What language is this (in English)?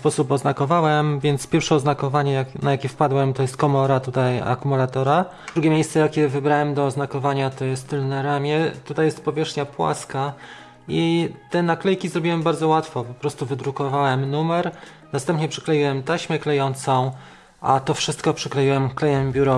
Polish